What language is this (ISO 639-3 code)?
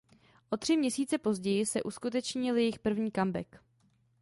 ces